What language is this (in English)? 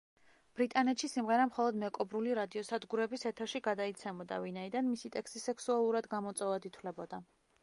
Georgian